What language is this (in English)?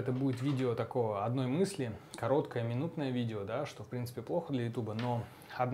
Russian